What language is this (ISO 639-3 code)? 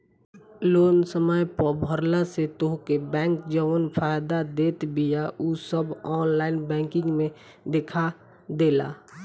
bho